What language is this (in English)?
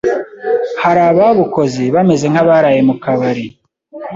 Kinyarwanda